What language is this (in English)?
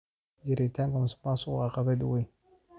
Somali